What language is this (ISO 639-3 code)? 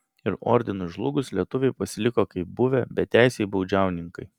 lit